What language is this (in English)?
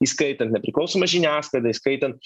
Lithuanian